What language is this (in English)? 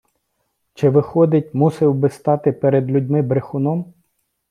Ukrainian